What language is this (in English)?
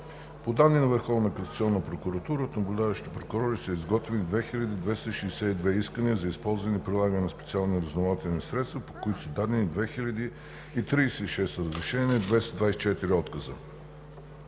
Bulgarian